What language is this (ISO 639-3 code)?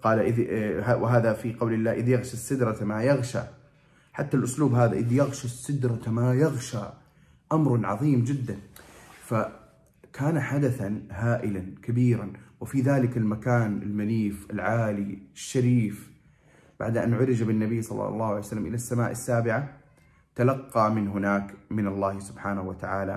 ara